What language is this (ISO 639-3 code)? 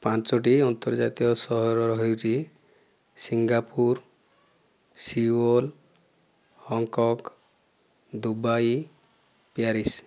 ori